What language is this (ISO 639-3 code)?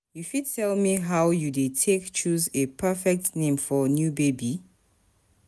pcm